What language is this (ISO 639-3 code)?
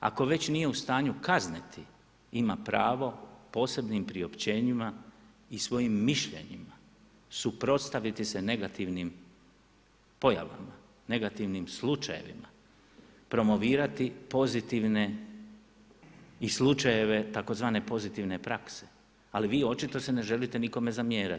hrv